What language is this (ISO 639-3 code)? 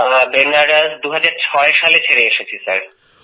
ben